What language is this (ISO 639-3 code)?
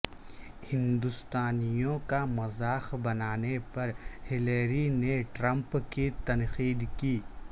urd